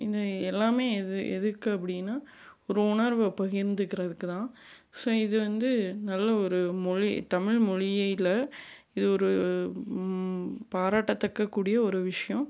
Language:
Tamil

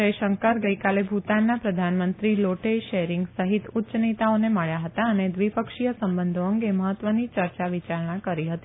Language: Gujarati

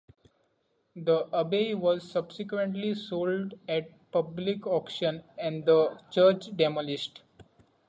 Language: English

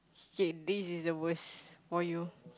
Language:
English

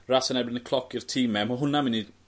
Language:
Welsh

